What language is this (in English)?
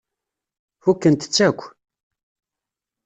Kabyle